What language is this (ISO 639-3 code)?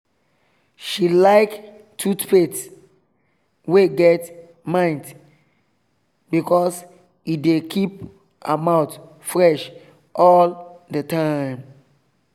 pcm